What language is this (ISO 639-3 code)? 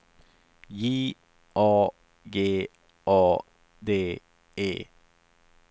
swe